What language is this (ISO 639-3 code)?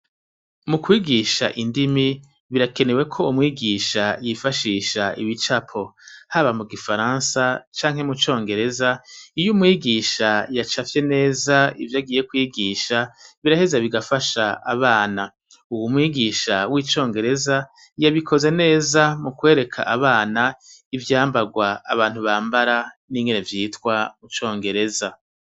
run